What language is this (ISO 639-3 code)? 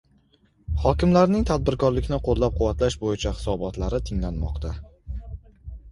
uzb